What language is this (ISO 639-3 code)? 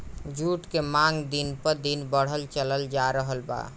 bho